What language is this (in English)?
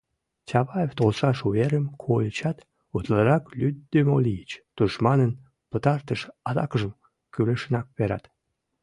Mari